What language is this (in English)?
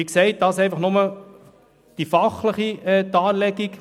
Swiss German